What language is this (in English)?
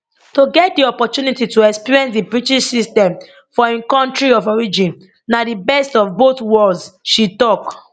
Nigerian Pidgin